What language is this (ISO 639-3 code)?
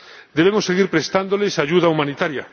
spa